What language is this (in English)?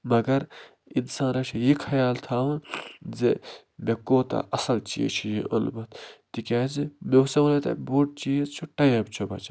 Kashmiri